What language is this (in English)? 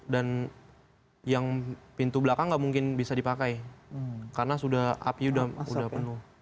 Indonesian